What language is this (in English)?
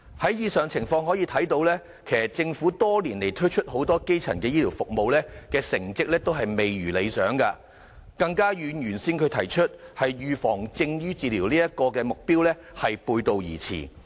Cantonese